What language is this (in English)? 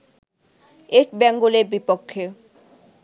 Bangla